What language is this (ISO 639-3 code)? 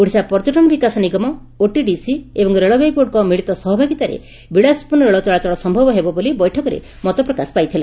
ori